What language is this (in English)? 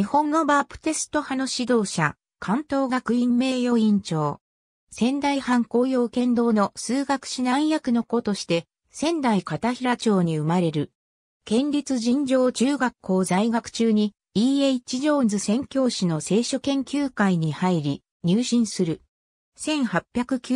Japanese